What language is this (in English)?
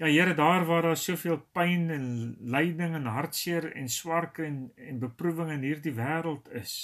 Dutch